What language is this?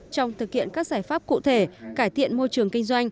Vietnamese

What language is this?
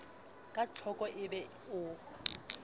Southern Sotho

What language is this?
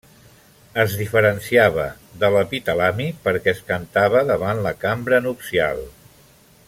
Catalan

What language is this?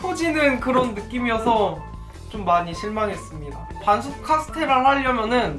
Korean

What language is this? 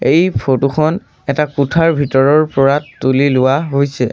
Assamese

